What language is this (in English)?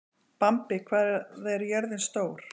Icelandic